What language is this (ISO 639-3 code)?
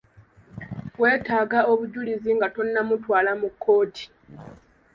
lug